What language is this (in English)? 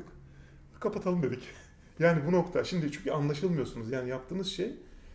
Turkish